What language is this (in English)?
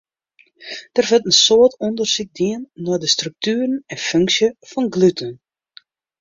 Western Frisian